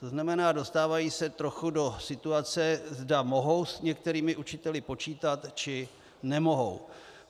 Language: Czech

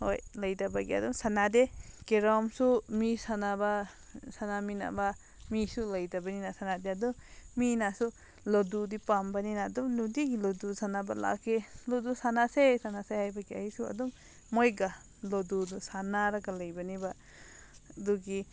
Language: Manipuri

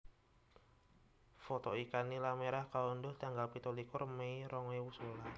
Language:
Javanese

